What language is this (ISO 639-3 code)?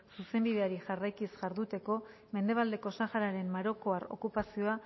eus